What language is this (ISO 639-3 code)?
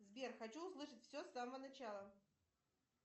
rus